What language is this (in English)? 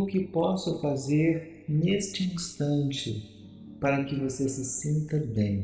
Portuguese